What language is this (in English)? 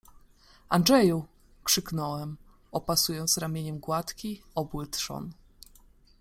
Polish